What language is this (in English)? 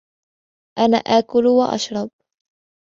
Arabic